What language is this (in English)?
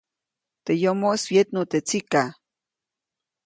Copainalá Zoque